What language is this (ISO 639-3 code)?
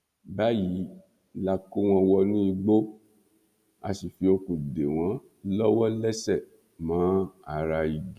yor